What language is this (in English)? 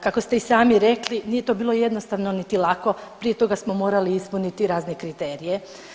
Croatian